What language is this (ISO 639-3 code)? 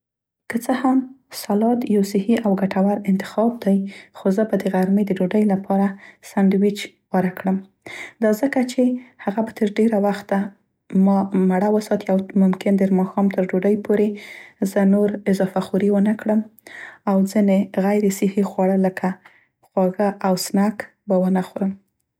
pst